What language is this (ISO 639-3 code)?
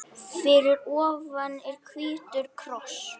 isl